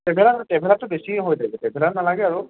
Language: Assamese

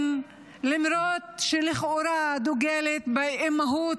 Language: Hebrew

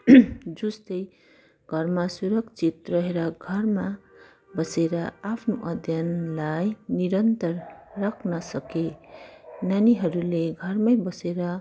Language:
Nepali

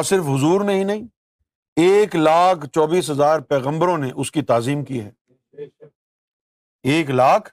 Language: Urdu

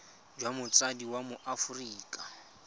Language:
Tswana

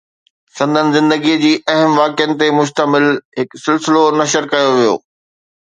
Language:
Sindhi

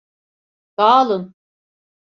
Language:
Turkish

